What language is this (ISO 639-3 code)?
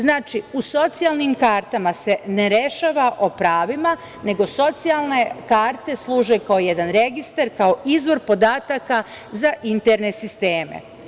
srp